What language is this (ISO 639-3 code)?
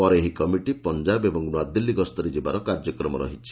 ori